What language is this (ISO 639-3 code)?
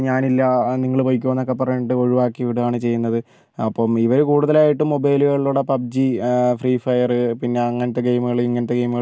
mal